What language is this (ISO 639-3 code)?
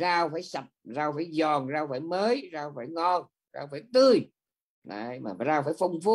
vie